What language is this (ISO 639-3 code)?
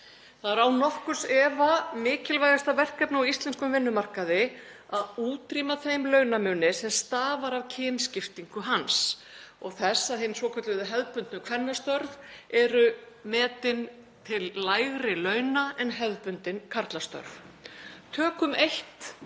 isl